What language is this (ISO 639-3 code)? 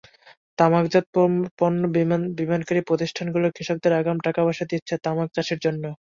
ben